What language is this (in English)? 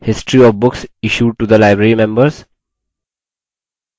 Hindi